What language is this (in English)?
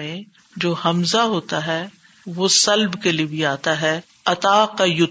Urdu